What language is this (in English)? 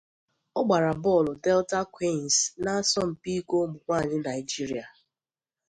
Igbo